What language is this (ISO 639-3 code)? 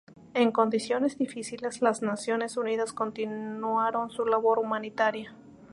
spa